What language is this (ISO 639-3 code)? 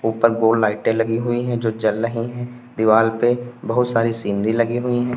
hin